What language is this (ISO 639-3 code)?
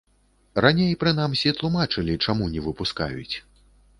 bel